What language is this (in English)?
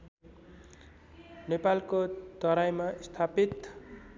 Nepali